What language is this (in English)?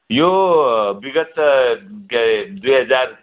Nepali